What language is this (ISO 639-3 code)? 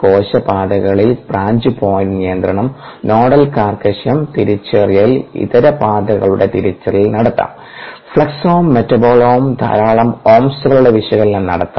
mal